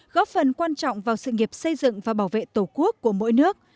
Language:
Vietnamese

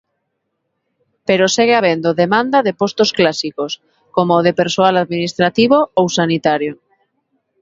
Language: Galician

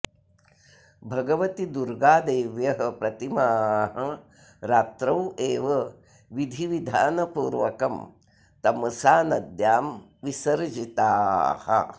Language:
Sanskrit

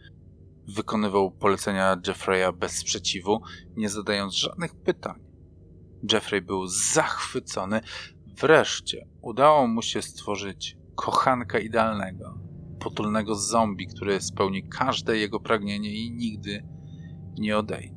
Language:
Polish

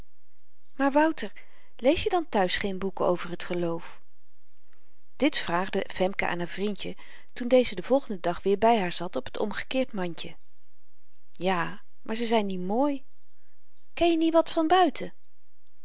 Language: Dutch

